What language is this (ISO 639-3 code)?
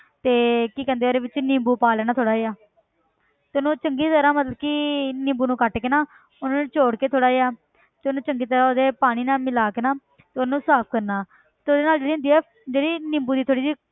pan